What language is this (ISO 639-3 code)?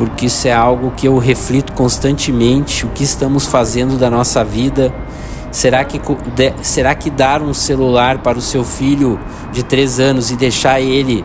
por